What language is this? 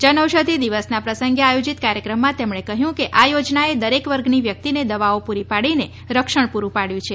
Gujarati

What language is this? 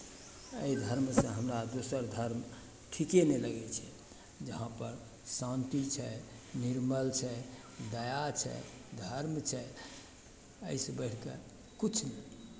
Maithili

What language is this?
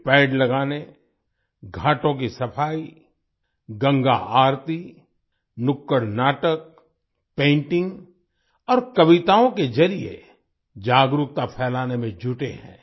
Hindi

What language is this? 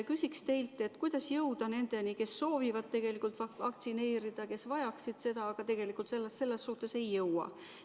Estonian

